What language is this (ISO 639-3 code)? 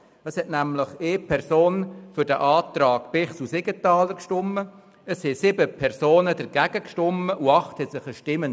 gsw